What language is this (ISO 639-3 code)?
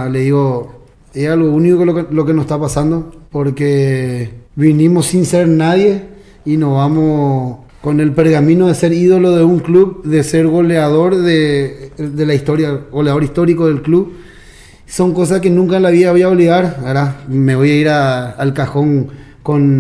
spa